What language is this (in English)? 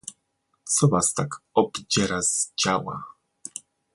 Polish